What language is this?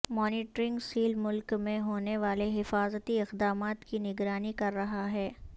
Urdu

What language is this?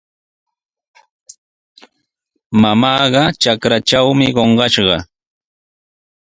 Sihuas Ancash Quechua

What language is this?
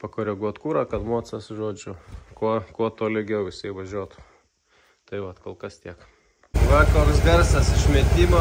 Lithuanian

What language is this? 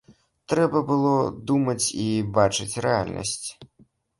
Belarusian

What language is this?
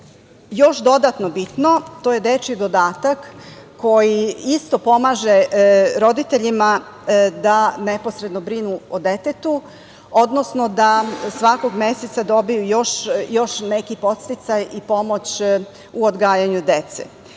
Serbian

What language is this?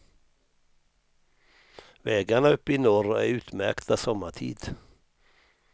Swedish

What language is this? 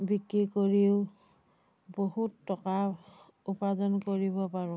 Assamese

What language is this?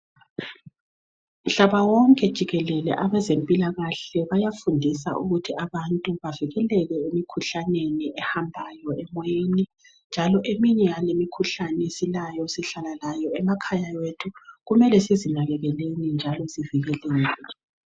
North Ndebele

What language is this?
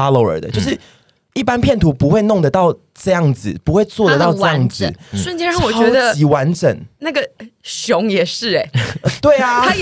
Chinese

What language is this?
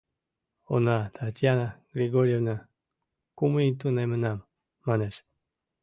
Mari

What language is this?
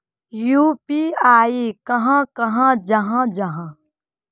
Magahi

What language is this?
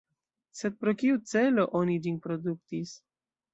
Esperanto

